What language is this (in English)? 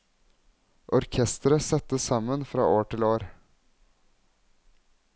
Norwegian